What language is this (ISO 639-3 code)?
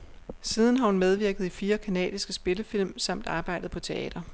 dan